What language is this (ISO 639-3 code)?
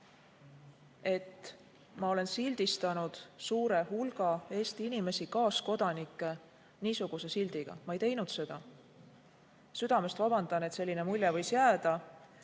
est